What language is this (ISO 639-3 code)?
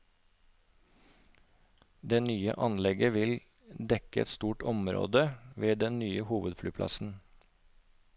nor